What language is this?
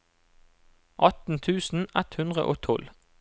Norwegian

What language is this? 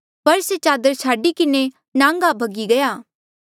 Mandeali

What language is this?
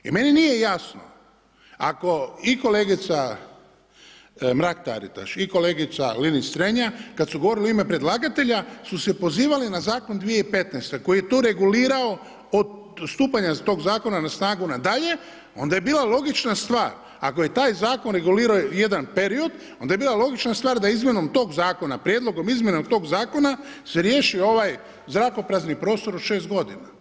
Croatian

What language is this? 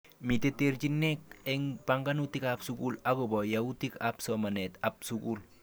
Kalenjin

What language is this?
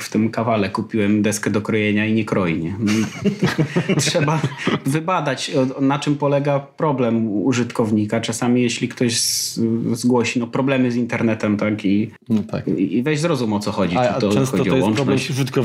Polish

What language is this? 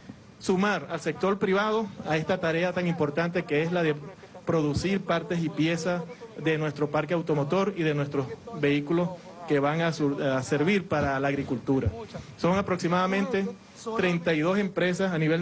Spanish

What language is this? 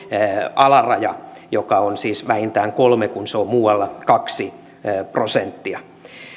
Finnish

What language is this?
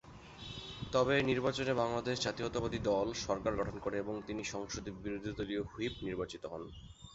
Bangla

